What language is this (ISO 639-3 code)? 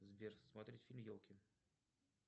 rus